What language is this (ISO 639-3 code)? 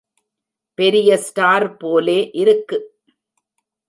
tam